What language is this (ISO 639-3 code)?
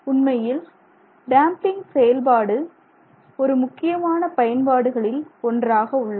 tam